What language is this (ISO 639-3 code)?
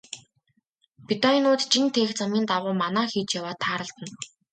mon